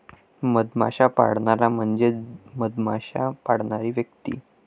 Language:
Marathi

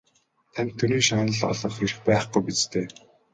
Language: Mongolian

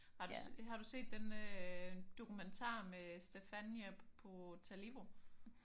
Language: Danish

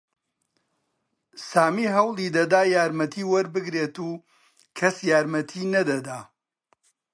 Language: Central Kurdish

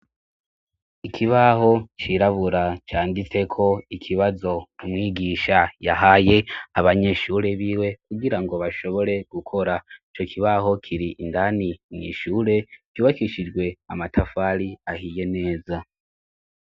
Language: Rundi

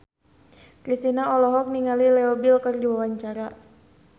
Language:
Sundanese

